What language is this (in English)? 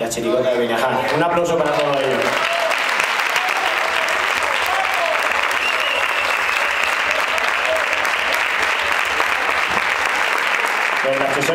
Spanish